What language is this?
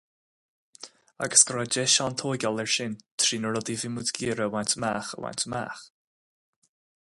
Irish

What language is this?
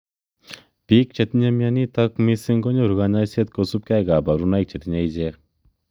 Kalenjin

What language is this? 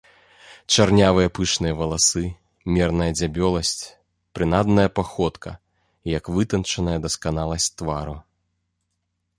Belarusian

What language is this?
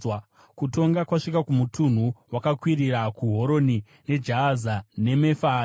Shona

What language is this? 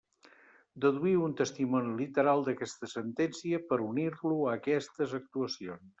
Catalan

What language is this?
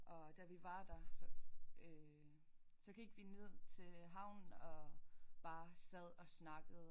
Danish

